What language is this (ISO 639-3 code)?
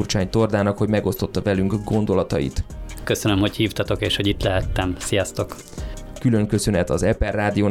hun